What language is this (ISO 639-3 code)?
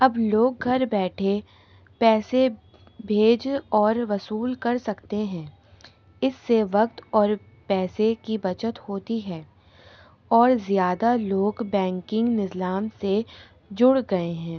urd